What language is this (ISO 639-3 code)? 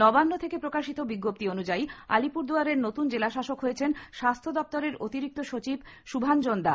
ben